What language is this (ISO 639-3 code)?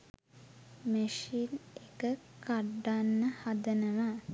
sin